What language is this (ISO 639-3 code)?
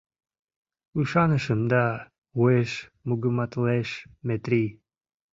chm